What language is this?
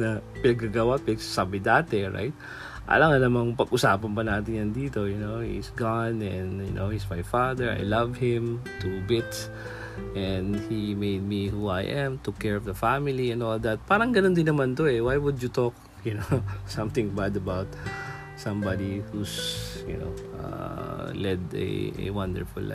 Filipino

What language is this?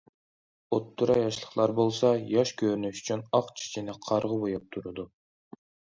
Uyghur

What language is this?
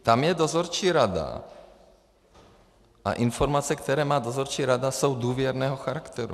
Czech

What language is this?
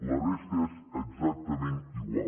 Catalan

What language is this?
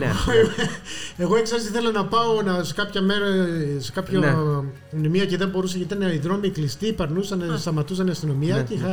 Greek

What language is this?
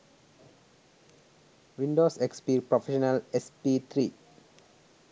Sinhala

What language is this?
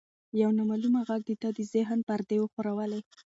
Pashto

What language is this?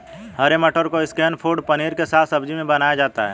Hindi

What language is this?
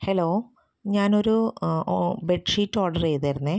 Malayalam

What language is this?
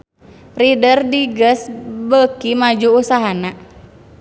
Sundanese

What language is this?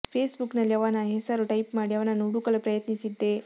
Kannada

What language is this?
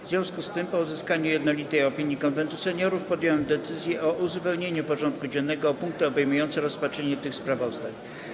Polish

